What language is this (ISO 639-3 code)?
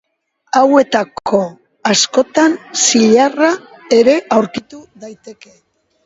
eus